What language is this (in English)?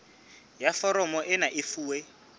Southern Sotho